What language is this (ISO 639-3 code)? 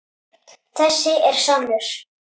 isl